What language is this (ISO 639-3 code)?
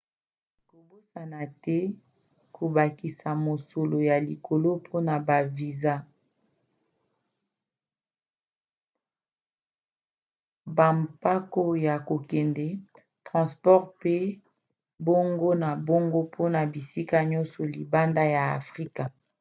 lin